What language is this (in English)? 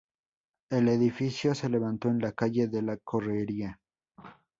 Spanish